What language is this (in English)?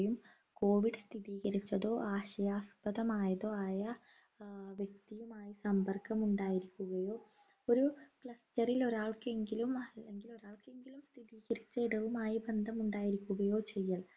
Malayalam